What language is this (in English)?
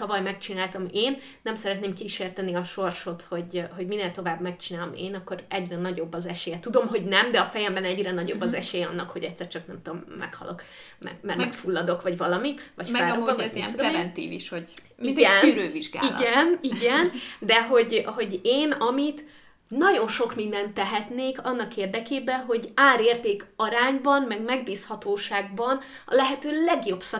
Hungarian